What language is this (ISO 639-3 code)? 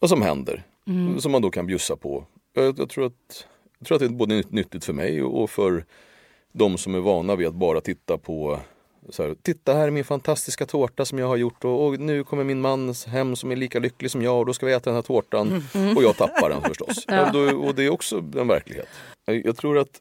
swe